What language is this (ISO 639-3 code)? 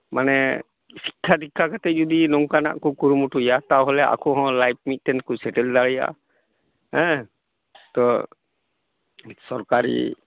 sat